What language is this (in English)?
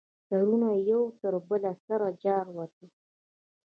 Pashto